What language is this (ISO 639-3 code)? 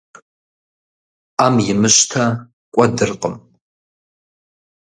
kbd